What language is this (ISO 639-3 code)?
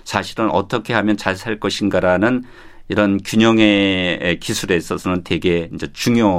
kor